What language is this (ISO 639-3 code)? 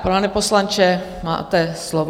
ces